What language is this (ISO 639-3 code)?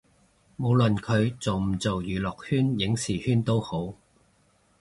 yue